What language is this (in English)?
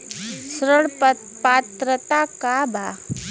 Bhojpuri